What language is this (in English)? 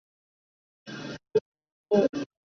Chinese